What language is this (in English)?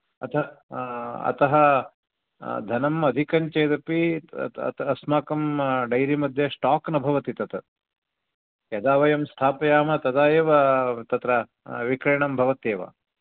Sanskrit